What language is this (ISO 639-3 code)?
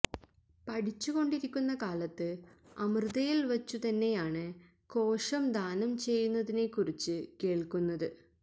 mal